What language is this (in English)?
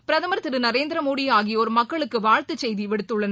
Tamil